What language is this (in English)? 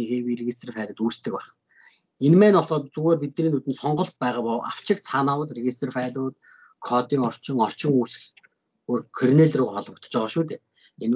Turkish